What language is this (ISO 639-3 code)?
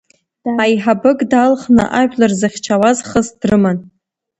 abk